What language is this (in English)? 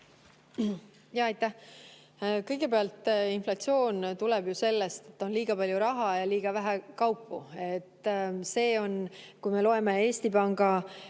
Estonian